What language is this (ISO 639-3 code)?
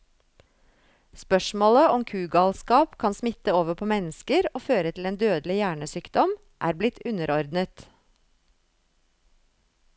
nor